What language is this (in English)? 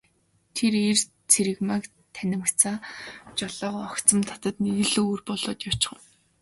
Mongolian